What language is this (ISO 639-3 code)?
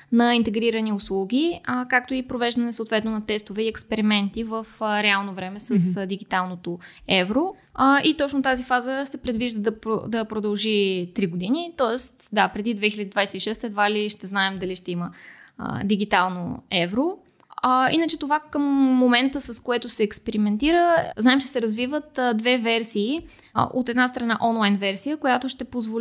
bul